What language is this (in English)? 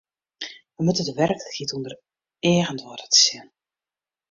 Western Frisian